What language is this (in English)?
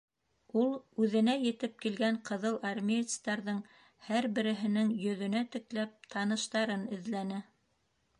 Bashkir